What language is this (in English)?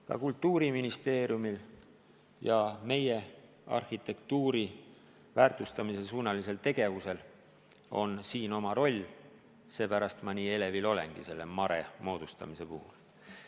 Estonian